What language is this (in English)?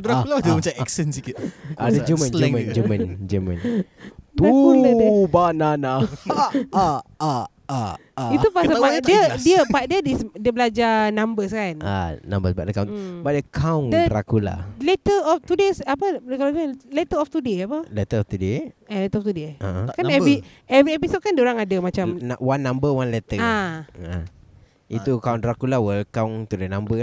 Malay